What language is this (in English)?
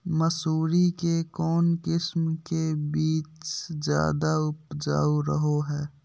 Magahi